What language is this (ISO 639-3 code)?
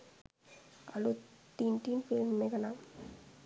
sin